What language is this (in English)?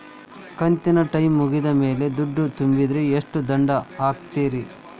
Kannada